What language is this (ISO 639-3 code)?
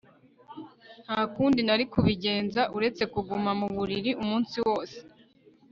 kin